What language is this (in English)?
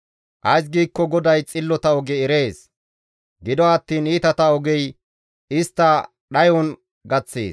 Gamo